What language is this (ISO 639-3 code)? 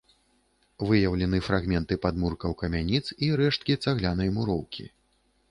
bel